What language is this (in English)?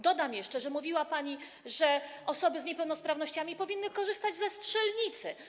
Polish